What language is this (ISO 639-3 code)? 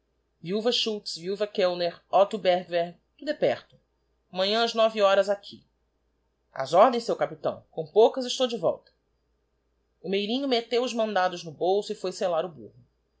por